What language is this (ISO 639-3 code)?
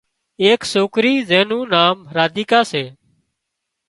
kxp